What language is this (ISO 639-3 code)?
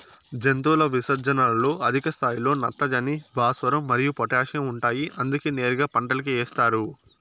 tel